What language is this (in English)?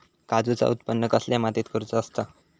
Marathi